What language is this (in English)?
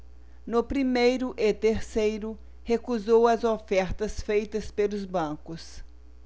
Portuguese